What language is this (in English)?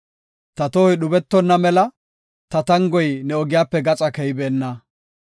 Gofa